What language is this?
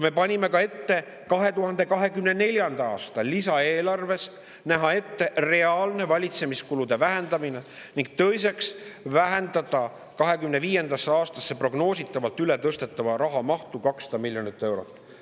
Estonian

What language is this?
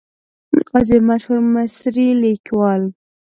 Pashto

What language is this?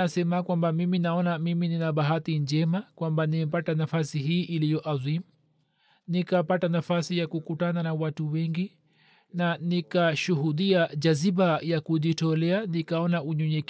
Swahili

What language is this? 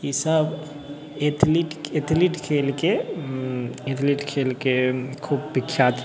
Maithili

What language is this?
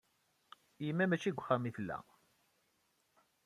Kabyle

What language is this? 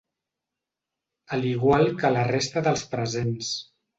Catalan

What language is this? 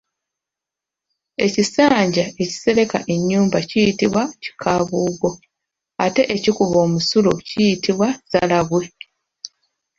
Ganda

